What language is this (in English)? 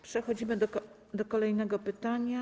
Polish